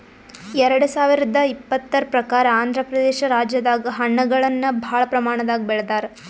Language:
Kannada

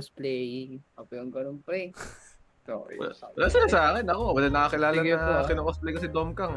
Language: Filipino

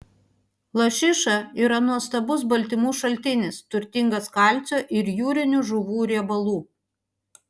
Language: Lithuanian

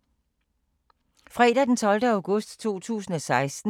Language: Danish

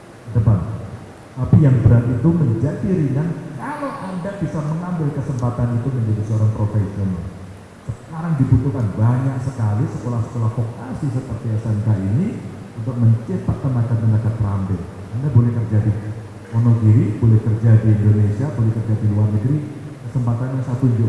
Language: Indonesian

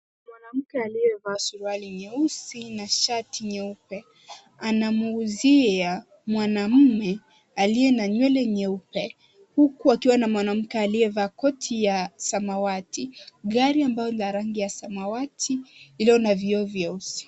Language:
Swahili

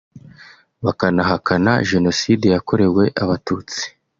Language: Kinyarwanda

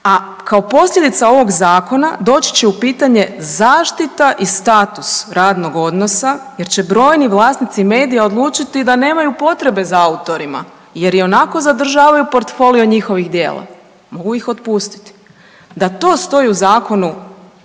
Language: Croatian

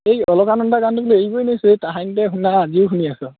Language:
Assamese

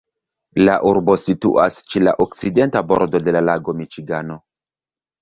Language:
Esperanto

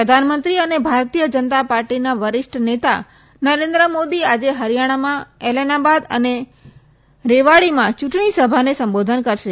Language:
Gujarati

